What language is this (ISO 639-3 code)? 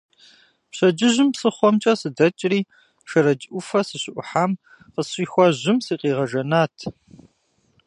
kbd